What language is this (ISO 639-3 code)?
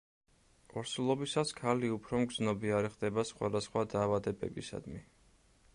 kat